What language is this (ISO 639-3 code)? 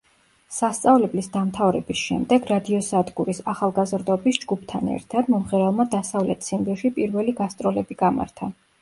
kat